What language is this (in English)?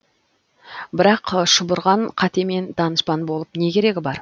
Kazakh